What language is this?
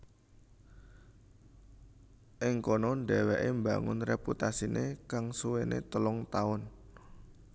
Javanese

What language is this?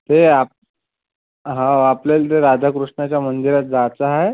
Marathi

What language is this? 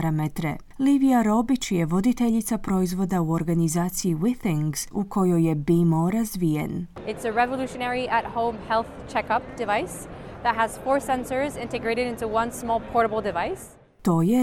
Croatian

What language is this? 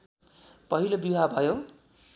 Nepali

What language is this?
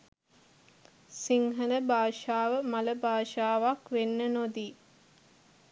Sinhala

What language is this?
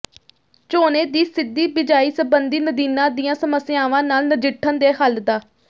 Punjabi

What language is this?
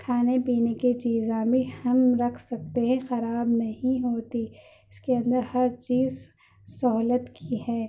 Urdu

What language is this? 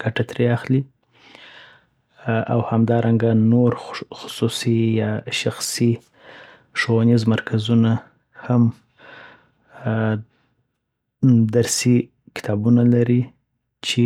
Southern Pashto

